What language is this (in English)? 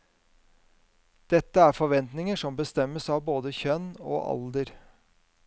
Norwegian